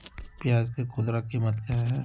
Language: Magahi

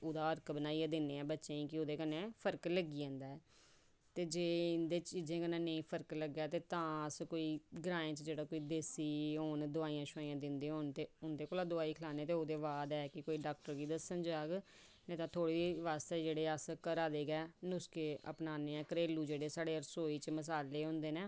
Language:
Dogri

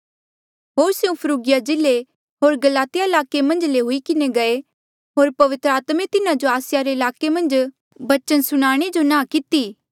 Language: Mandeali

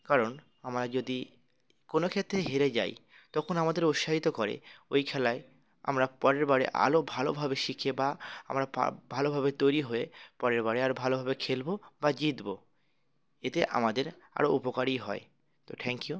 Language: Bangla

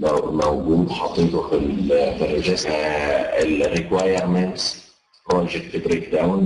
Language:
Arabic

